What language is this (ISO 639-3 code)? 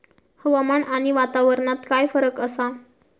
mar